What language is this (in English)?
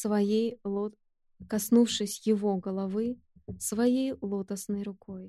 Russian